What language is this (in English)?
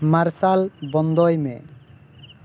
Santali